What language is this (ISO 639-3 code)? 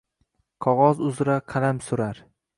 uzb